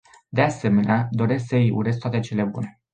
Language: Romanian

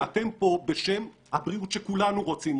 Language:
Hebrew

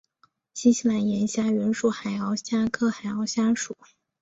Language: Chinese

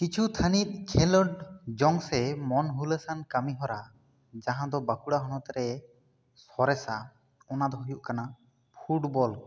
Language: Santali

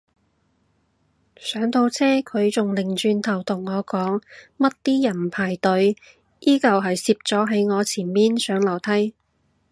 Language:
Cantonese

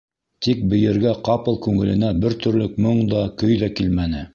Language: Bashkir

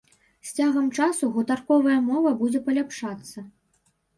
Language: Belarusian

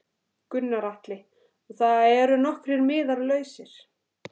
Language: Icelandic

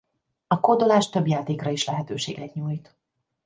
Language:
Hungarian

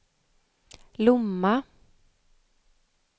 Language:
Swedish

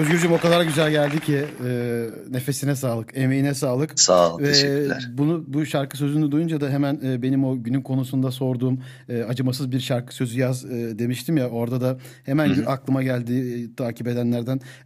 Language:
Turkish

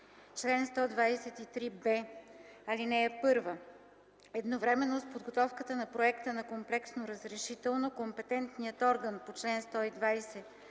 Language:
Bulgarian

